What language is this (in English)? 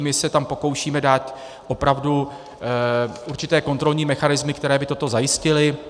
Czech